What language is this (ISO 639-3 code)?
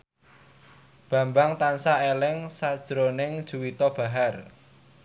jav